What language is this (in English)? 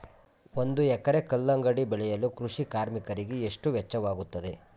Kannada